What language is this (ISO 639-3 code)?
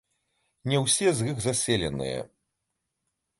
bel